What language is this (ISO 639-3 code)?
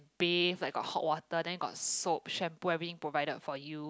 eng